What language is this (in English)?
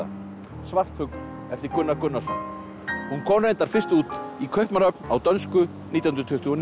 Icelandic